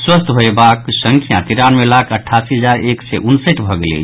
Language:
Maithili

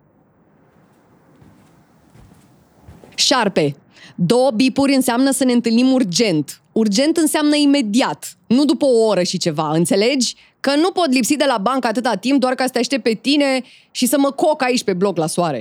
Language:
Romanian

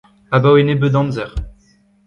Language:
Breton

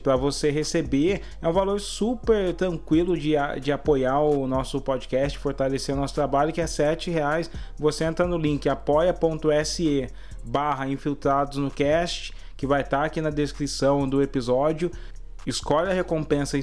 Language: Portuguese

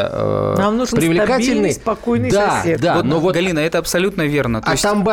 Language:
Russian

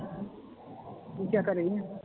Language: Punjabi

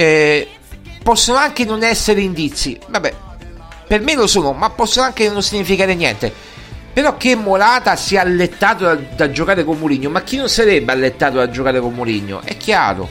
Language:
Italian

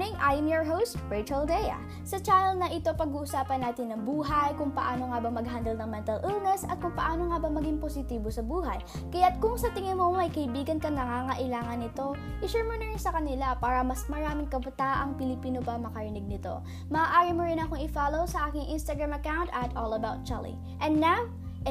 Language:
Filipino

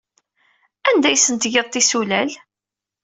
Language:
Kabyle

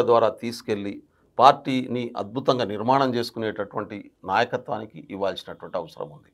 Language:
Telugu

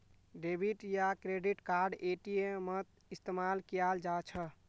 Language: Magahi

